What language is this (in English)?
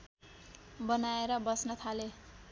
Nepali